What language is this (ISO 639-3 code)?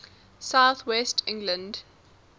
eng